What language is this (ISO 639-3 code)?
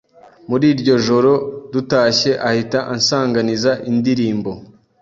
kin